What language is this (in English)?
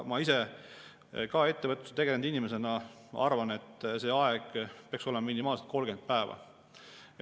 Estonian